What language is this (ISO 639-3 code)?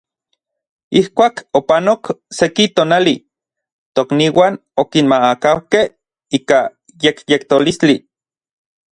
nlv